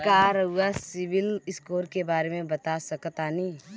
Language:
Bhojpuri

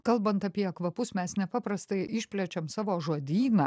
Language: Lithuanian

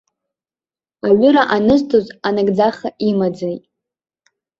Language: Abkhazian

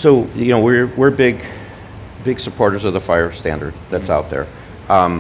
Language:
English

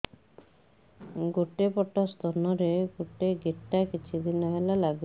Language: Odia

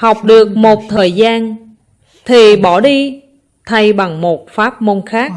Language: Vietnamese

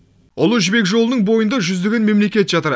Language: Kazakh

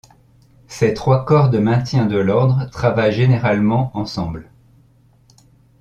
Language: French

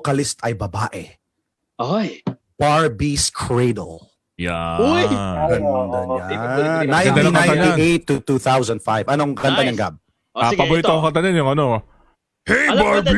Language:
Filipino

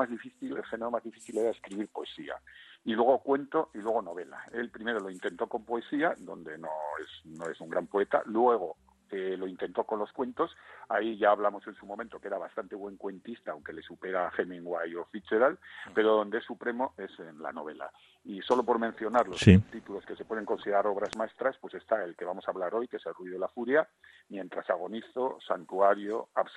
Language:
Spanish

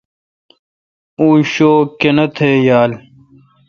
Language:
Kalkoti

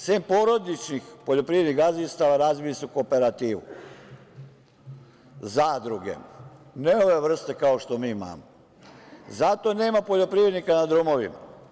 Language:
Serbian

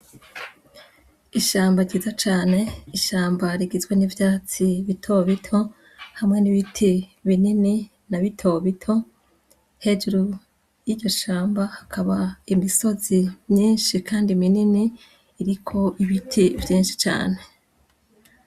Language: Rundi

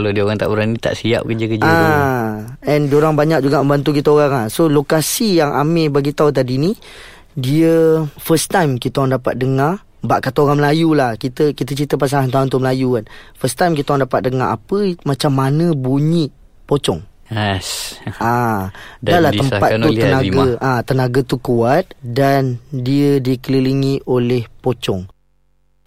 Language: Malay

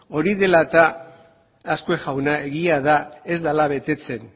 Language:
Basque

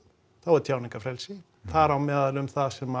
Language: Icelandic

